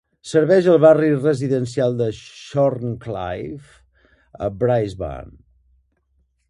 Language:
Catalan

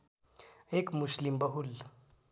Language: Nepali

